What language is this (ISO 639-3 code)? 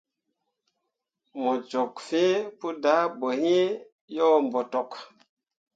mua